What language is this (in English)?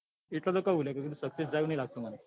Gujarati